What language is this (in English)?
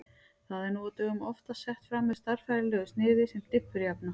Icelandic